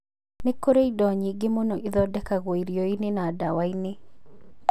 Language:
Kikuyu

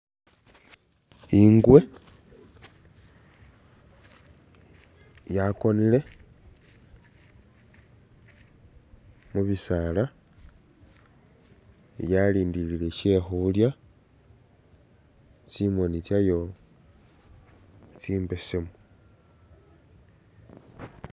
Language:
Masaaba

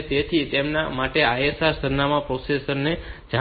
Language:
Gujarati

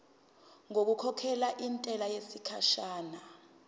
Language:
Zulu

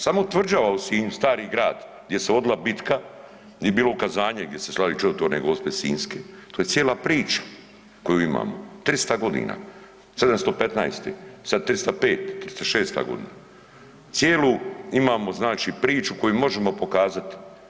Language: Croatian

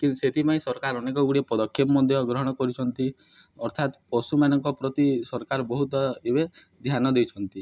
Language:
Odia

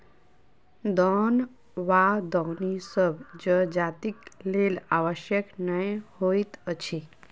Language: Maithili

